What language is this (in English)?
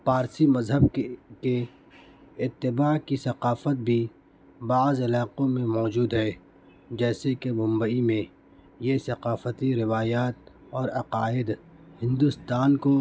Urdu